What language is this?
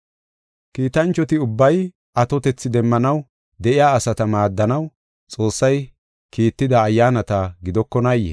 Gofa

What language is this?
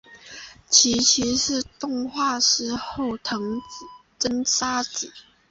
Chinese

